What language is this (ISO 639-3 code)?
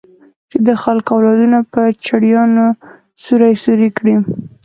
pus